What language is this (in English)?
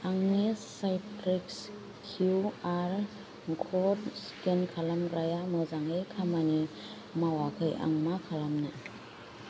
Bodo